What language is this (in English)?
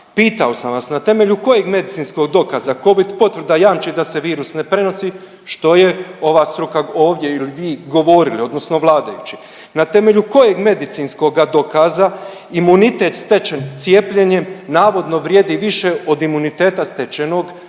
Croatian